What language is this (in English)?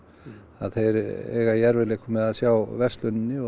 Icelandic